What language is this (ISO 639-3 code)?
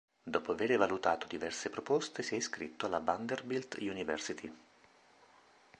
ita